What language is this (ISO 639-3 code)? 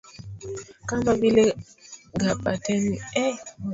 swa